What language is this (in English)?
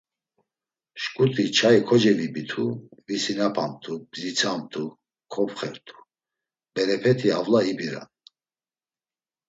Laz